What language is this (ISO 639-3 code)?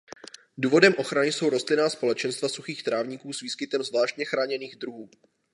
ces